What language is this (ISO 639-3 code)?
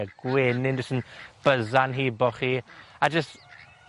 cym